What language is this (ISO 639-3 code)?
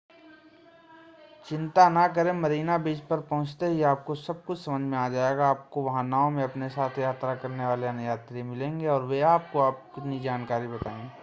hin